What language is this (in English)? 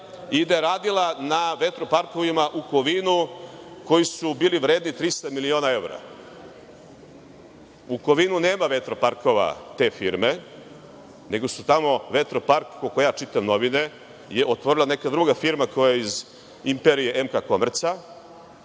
Serbian